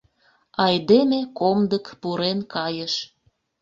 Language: Mari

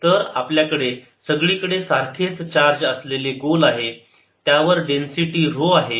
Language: Marathi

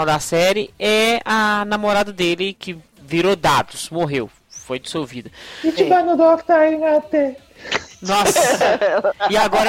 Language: Portuguese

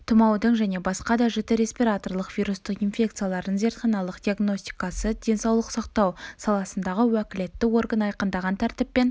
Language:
Kazakh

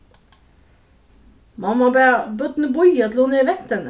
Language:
Faroese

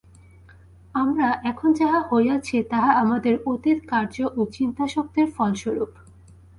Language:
Bangla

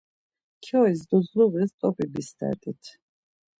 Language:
Laz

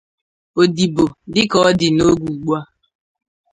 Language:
Igbo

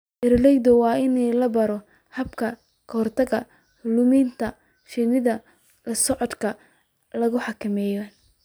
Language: Somali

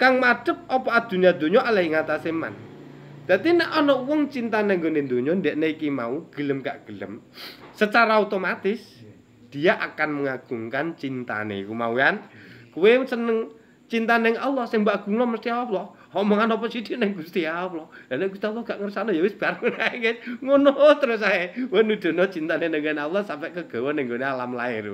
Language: Indonesian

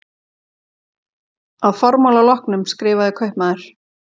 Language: Icelandic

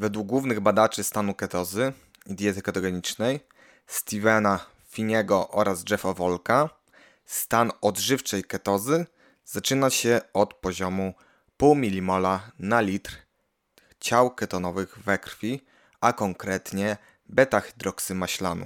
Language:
Polish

